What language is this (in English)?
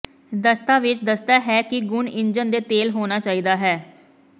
Punjabi